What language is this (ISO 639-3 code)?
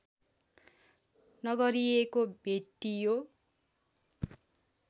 nep